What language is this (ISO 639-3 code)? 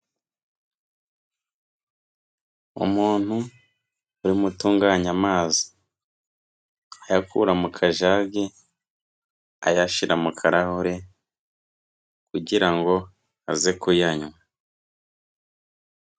kin